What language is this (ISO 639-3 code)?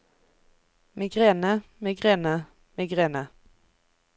nor